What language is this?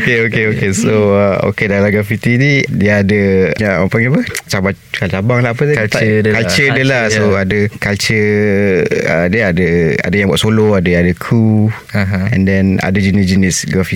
Malay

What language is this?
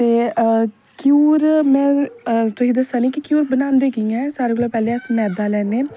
Dogri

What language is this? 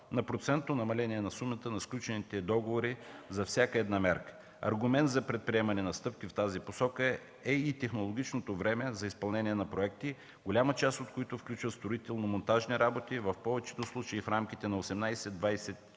Bulgarian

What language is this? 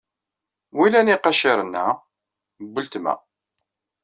Kabyle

